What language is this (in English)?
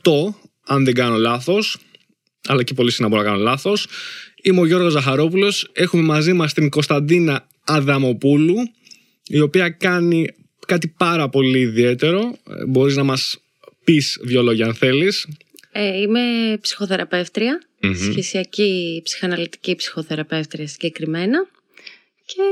Greek